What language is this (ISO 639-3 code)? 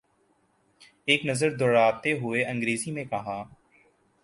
urd